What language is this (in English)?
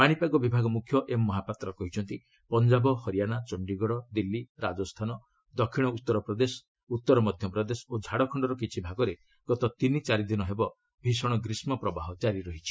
Odia